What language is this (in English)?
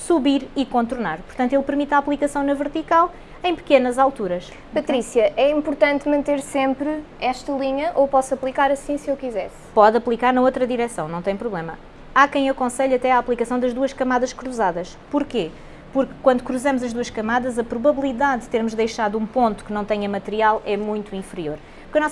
Portuguese